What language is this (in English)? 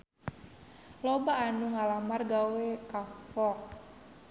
Sundanese